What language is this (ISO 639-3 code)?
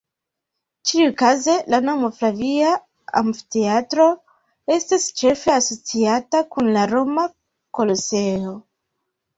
epo